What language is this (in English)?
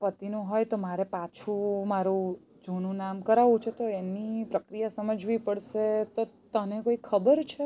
Gujarati